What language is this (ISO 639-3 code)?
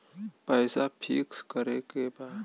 bho